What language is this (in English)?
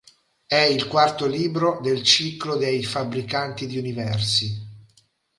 Italian